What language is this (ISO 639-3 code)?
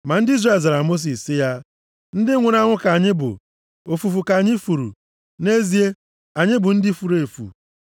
ibo